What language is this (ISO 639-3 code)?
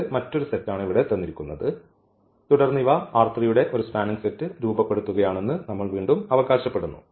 mal